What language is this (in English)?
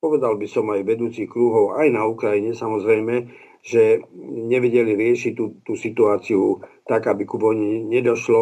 Slovak